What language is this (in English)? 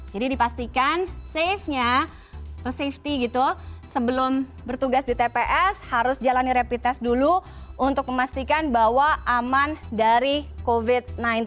Indonesian